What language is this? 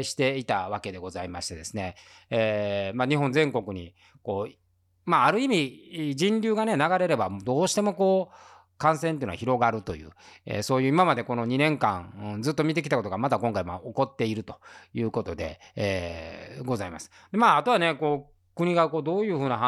Japanese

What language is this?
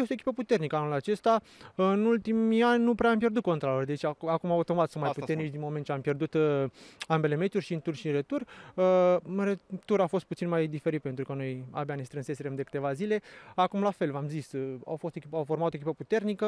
Romanian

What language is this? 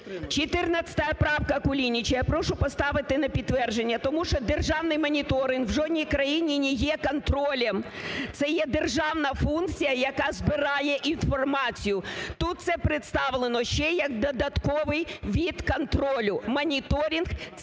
Ukrainian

